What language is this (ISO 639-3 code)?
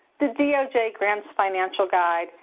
eng